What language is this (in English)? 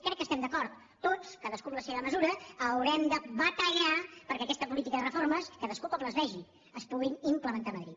Catalan